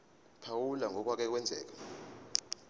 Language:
Zulu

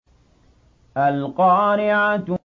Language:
Arabic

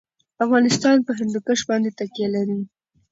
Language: Pashto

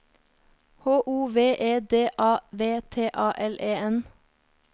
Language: Norwegian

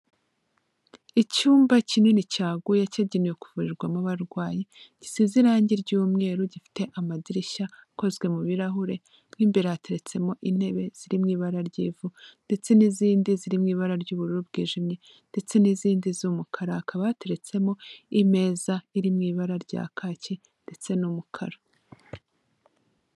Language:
Kinyarwanda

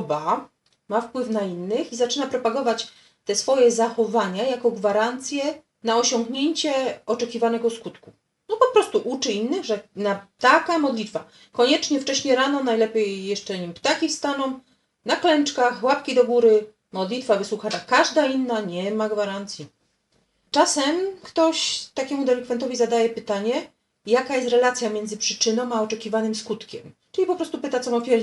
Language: Polish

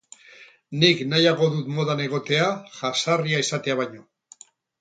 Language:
Basque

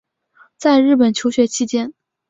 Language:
Chinese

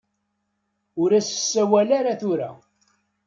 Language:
Kabyle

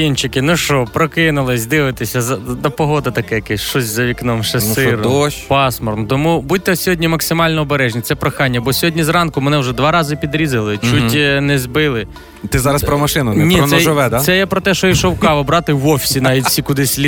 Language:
Ukrainian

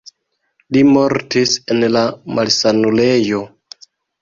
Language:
Esperanto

